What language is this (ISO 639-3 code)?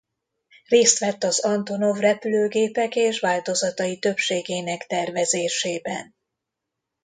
hun